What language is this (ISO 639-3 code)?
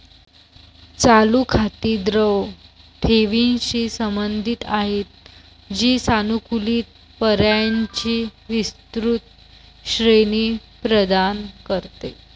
mar